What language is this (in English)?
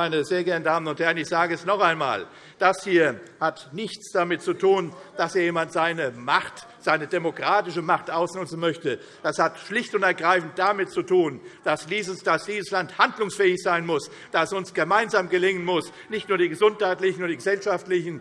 German